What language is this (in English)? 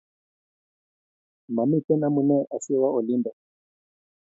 Kalenjin